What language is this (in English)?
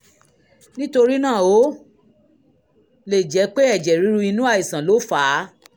Yoruba